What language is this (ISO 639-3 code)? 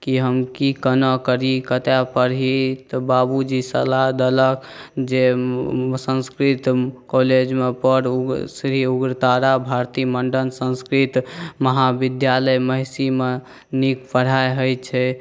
mai